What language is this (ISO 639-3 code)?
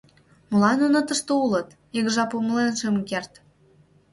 chm